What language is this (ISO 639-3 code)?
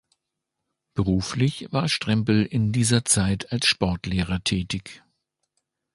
deu